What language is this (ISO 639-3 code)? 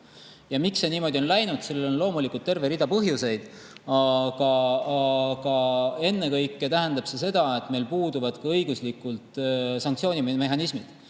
est